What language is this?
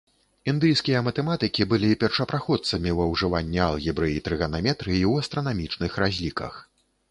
Belarusian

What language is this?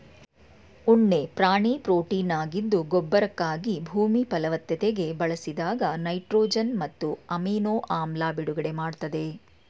Kannada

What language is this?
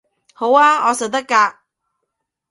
Cantonese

